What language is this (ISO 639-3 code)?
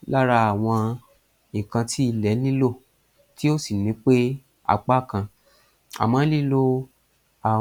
yor